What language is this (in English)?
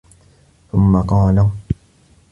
Arabic